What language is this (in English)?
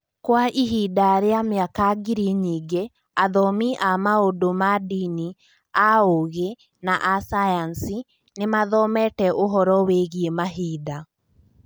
Kikuyu